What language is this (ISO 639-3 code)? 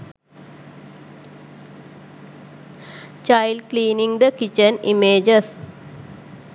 sin